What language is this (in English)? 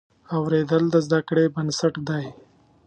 Pashto